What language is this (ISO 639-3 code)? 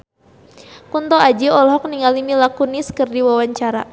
sun